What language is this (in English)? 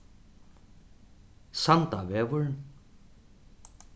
Faroese